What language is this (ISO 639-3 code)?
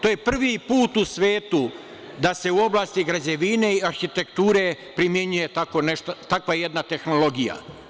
srp